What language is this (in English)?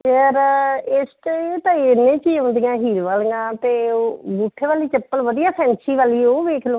Punjabi